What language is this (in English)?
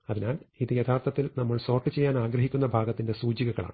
Malayalam